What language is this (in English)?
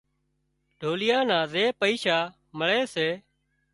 Wadiyara Koli